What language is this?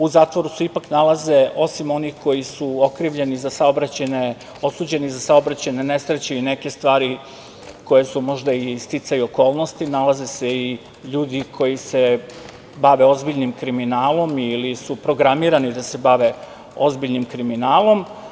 Serbian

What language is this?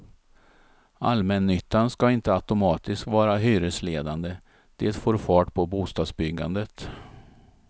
Swedish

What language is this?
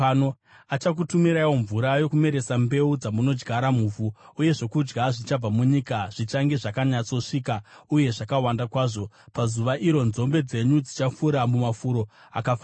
Shona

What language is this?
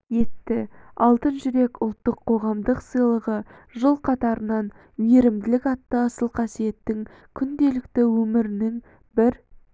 Kazakh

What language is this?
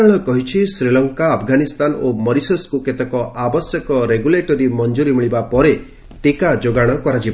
Odia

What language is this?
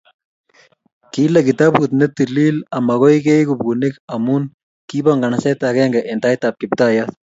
Kalenjin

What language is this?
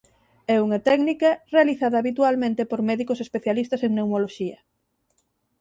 Galician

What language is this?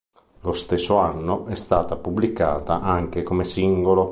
Italian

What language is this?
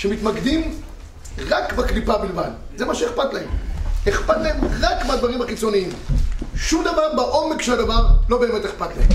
Hebrew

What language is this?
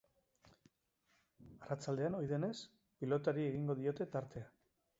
Basque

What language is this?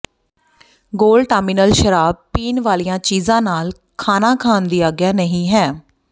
Punjabi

